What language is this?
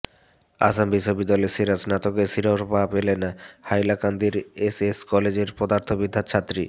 Bangla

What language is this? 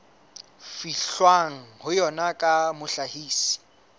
Southern Sotho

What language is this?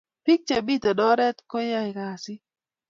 Kalenjin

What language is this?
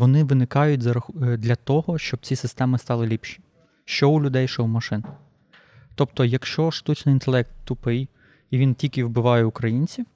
Ukrainian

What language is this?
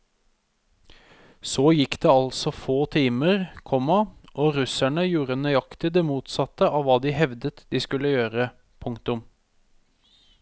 Norwegian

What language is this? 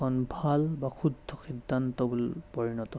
Assamese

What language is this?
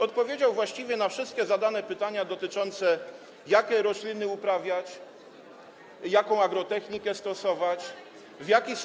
Polish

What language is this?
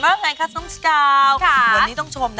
Thai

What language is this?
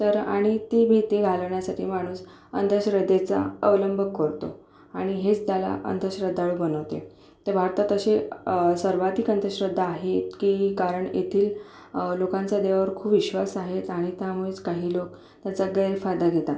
Marathi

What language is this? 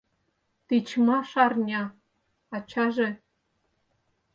Mari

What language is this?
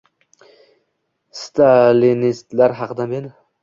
Uzbek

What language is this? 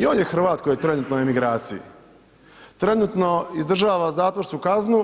Croatian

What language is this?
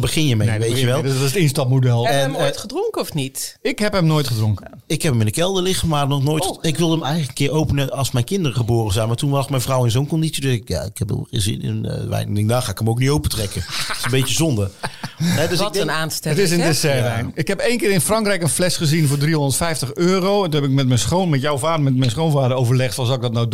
Dutch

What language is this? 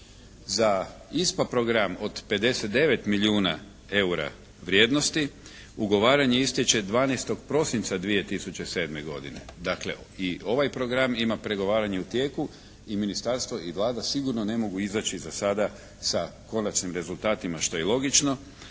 Croatian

